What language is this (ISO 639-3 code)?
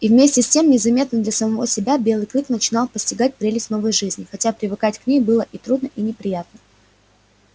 rus